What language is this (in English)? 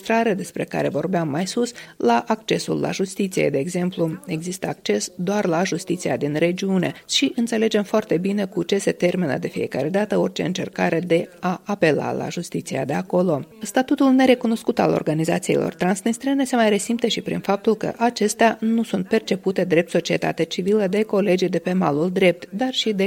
Romanian